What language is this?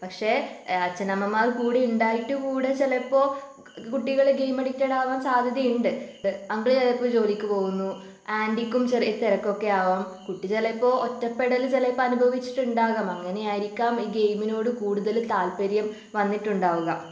Malayalam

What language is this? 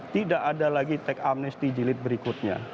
Indonesian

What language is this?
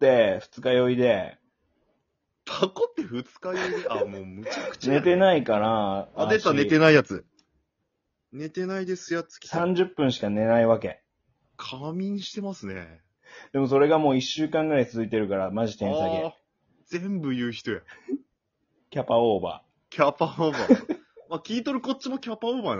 Japanese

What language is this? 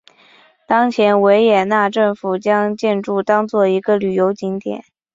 Chinese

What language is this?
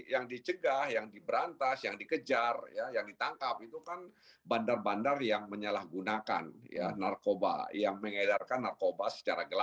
Indonesian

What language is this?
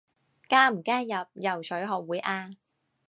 Cantonese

